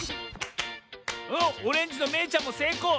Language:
Japanese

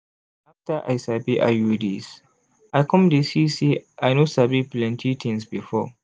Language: Nigerian Pidgin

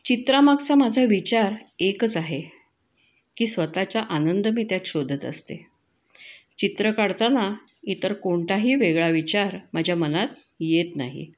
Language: Marathi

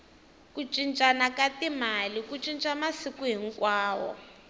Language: Tsonga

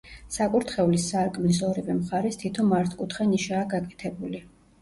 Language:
Georgian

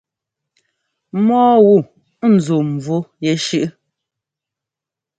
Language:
Ngomba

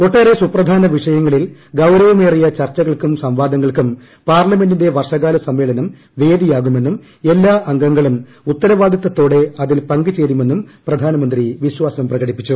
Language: Malayalam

